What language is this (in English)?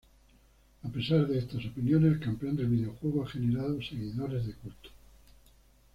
Spanish